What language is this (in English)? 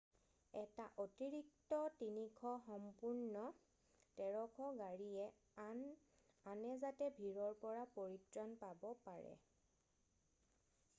Assamese